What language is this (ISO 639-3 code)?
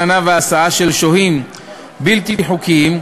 heb